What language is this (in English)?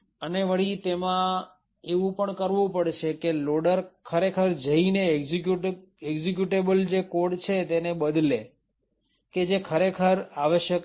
Gujarati